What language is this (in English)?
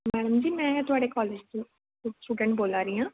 Dogri